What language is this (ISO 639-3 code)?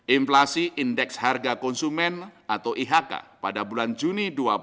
ind